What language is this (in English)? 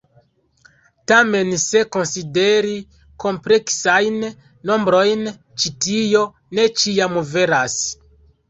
Esperanto